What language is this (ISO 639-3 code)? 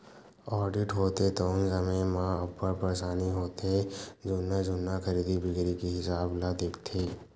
hne